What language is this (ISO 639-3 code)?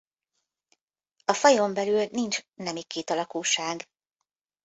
hun